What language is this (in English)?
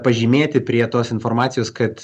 Lithuanian